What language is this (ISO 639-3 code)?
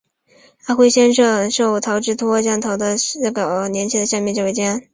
zho